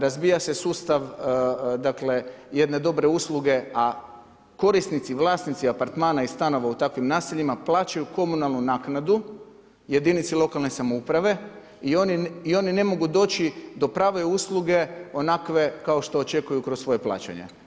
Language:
Croatian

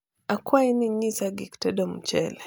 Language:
Luo (Kenya and Tanzania)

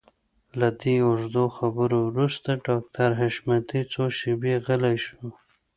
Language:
Pashto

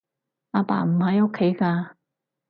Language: Cantonese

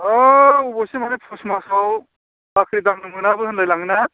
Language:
Bodo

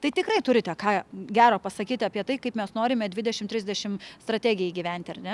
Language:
Lithuanian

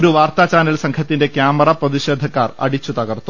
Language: Malayalam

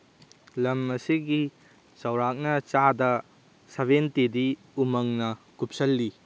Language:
Manipuri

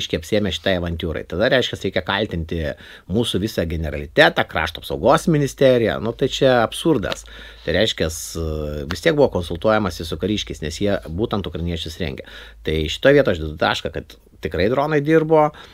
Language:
Lithuanian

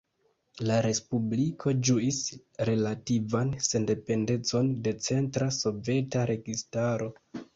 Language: Esperanto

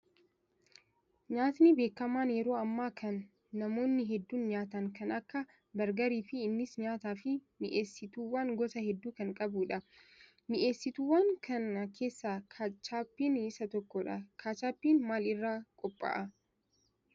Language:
Oromo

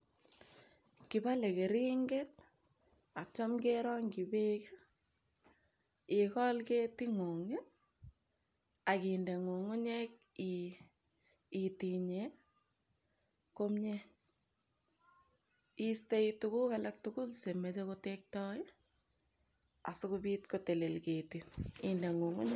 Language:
Kalenjin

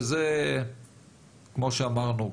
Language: Hebrew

